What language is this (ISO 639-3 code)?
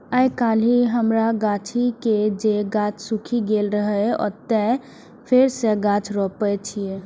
mai